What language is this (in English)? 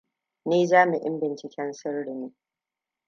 Hausa